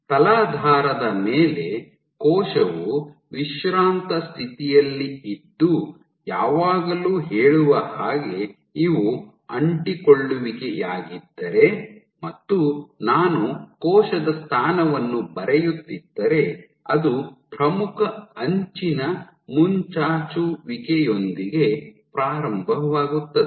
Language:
Kannada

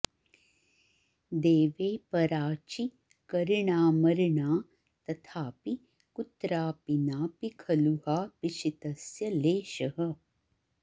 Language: Sanskrit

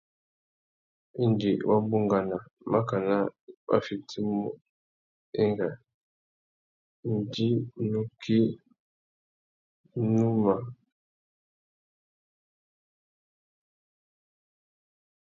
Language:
Tuki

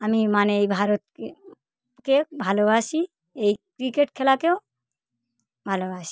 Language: Bangla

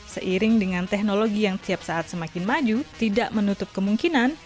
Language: Indonesian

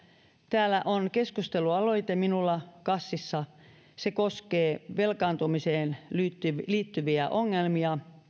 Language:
Finnish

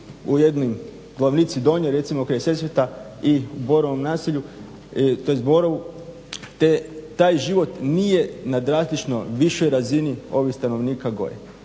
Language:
Croatian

